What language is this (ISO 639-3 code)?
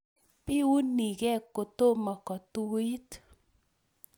kln